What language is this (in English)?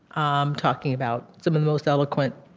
English